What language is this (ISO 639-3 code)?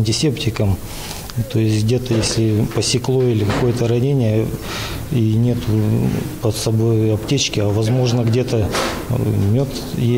rus